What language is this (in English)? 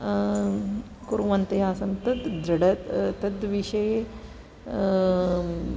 Sanskrit